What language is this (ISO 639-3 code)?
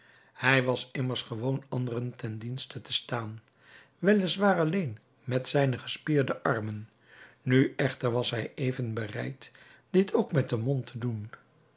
nld